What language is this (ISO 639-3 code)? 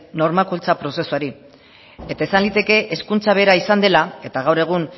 eus